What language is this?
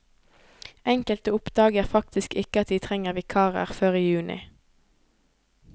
Norwegian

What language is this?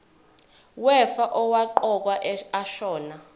Zulu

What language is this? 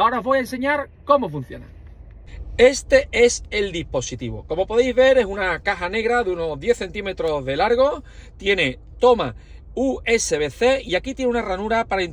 Spanish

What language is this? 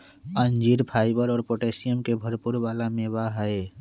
Magahi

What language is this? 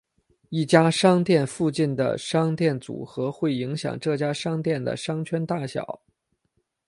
Chinese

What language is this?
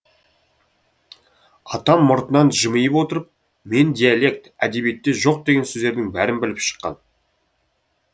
Kazakh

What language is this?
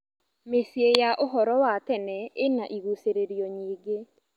Kikuyu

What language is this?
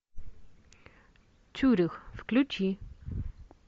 Russian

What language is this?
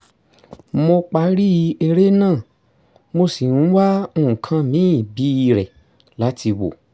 Yoruba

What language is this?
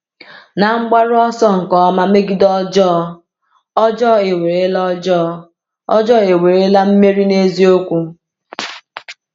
Igbo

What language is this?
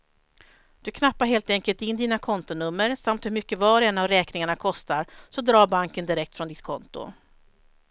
Swedish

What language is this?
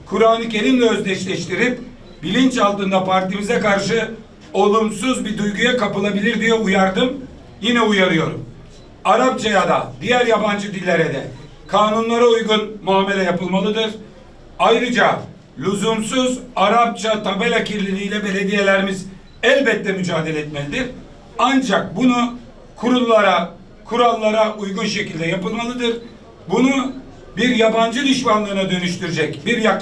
Turkish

